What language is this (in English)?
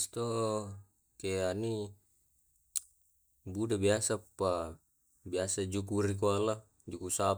Tae'